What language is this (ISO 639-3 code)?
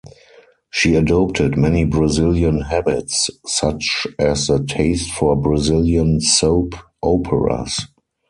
eng